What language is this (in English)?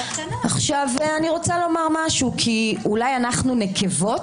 Hebrew